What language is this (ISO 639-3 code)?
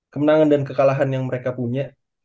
ind